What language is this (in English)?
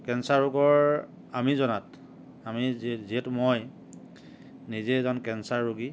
Assamese